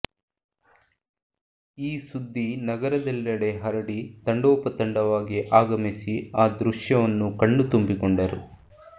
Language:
Kannada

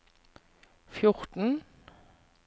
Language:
Norwegian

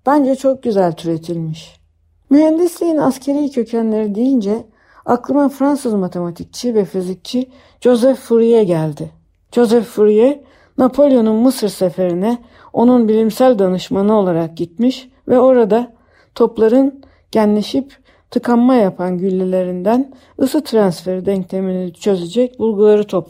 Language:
Turkish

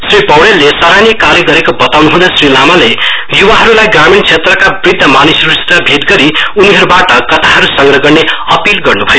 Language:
Nepali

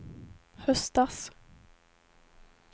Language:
Swedish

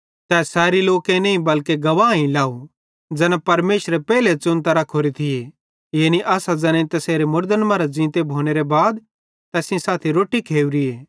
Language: Bhadrawahi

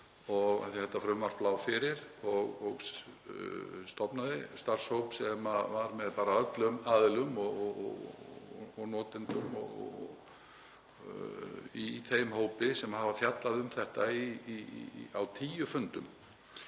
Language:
Icelandic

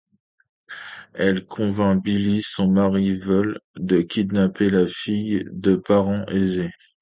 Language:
French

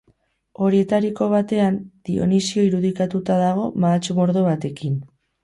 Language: Basque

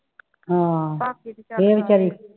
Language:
Punjabi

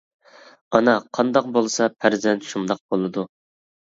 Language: Uyghur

